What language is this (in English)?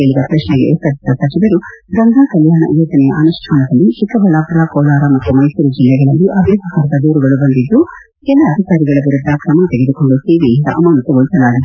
Kannada